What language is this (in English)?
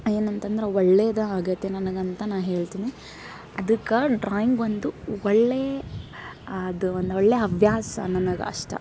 Kannada